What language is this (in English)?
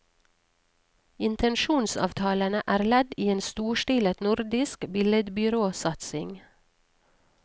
Norwegian